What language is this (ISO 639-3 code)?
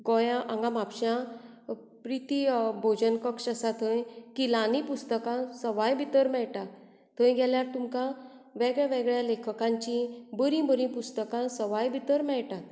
kok